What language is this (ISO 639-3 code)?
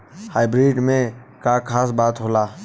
bho